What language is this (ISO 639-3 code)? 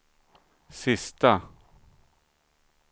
swe